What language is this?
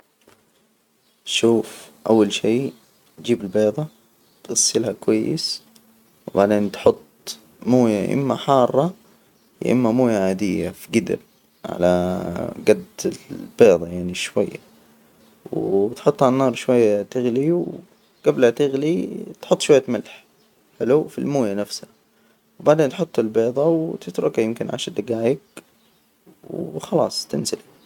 Hijazi Arabic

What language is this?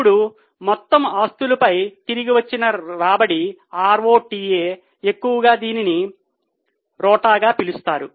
Telugu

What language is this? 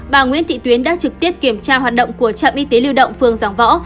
Vietnamese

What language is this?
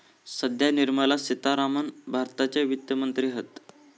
Marathi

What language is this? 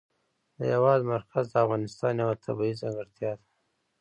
Pashto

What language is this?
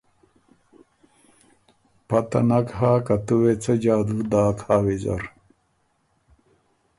Ormuri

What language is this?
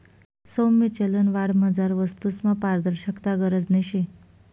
Marathi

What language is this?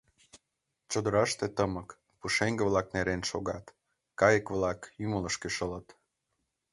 Mari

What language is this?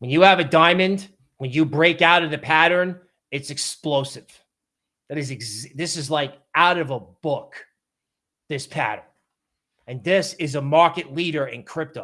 English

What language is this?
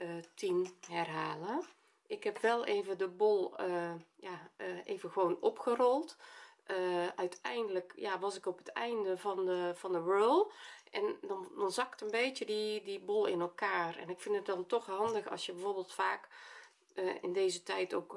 Dutch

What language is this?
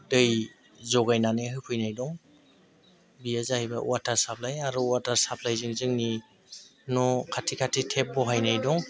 Bodo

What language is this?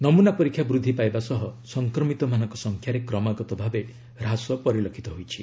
Odia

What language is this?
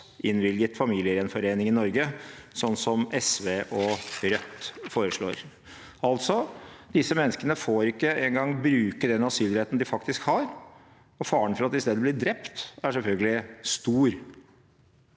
Norwegian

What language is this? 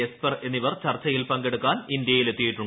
Malayalam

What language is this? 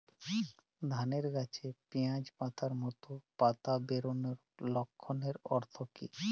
Bangla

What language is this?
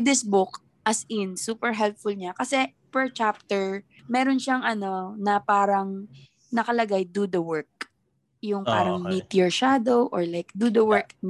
Filipino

